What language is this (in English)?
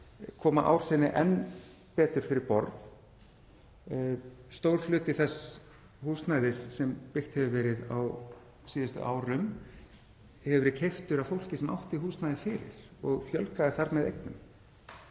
Icelandic